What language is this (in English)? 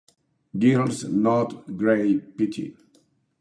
Spanish